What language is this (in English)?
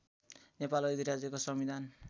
Nepali